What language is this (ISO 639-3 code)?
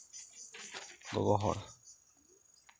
sat